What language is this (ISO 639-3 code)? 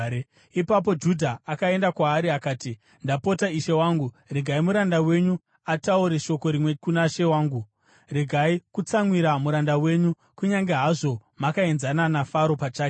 sna